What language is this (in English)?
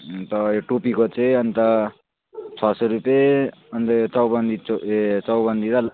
Nepali